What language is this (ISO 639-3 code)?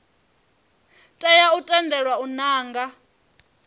ven